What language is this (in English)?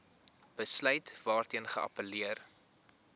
Afrikaans